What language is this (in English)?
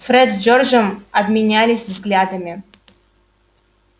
Russian